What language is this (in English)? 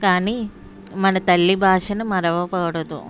Telugu